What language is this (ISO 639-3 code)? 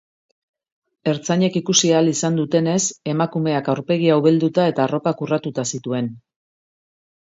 eus